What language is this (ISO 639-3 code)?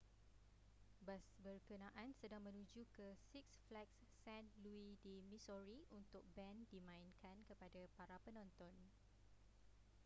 msa